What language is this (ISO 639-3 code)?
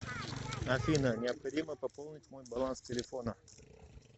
rus